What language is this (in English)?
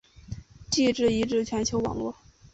Chinese